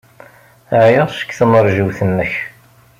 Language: Kabyle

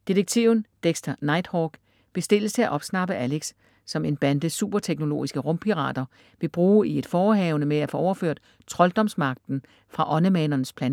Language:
Danish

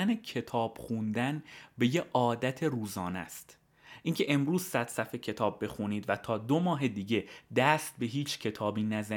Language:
Persian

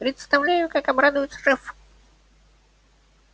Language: Russian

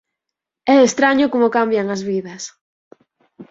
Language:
Galician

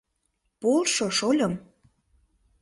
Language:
Mari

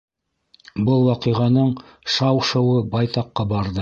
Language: Bashkir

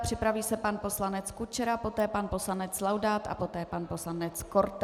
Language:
Czech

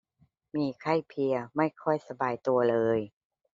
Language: Thai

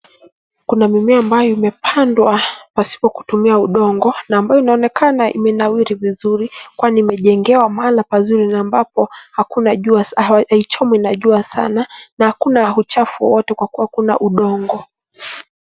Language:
Swahili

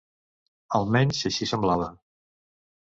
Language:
Catalan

